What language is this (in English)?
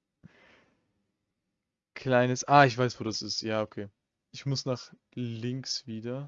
German